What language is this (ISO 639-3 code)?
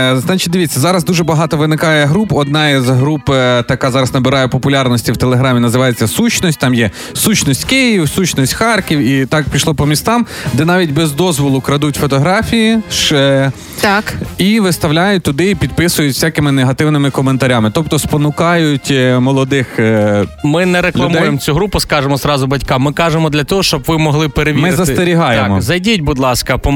ukr